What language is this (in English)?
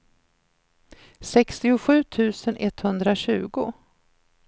Swedish